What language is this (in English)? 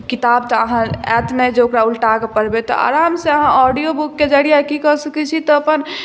Maithili